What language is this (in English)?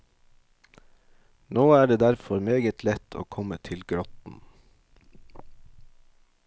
Norwegian